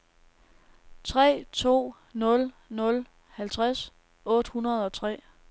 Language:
Danish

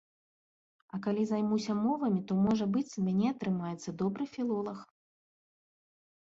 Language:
Belarusian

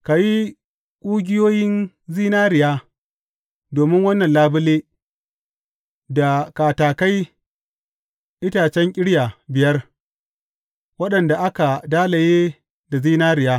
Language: Hausa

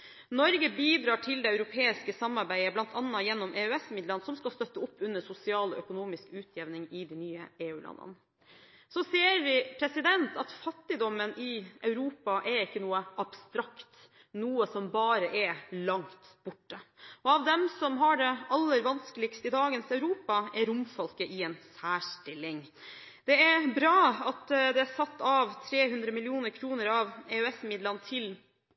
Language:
Norwegian Bokmål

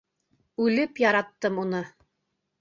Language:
Bashkir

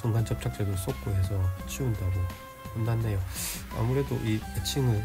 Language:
Korean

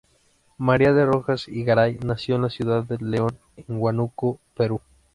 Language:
Spanish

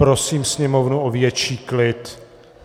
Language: Czech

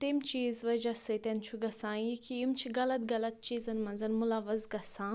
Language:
Kashmiri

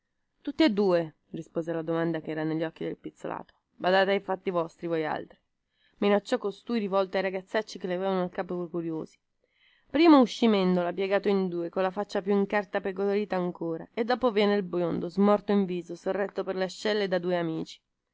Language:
Italian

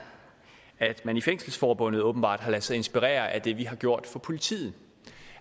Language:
Danish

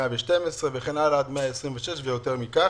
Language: Hebrew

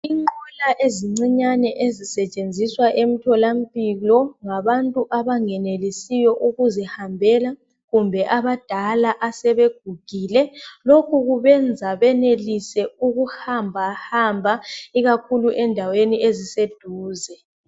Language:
North Ndebele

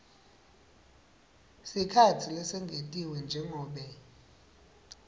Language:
Swati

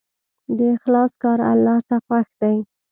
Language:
Pashto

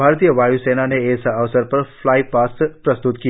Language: Hindi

